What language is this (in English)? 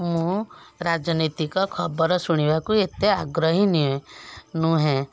Odia